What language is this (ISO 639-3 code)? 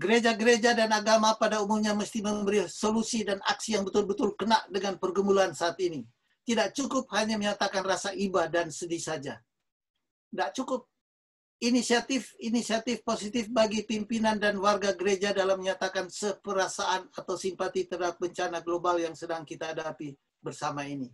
ind